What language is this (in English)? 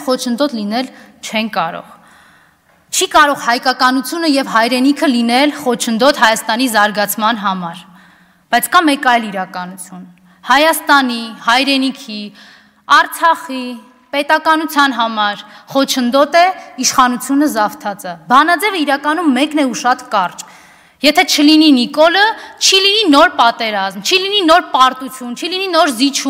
Romanian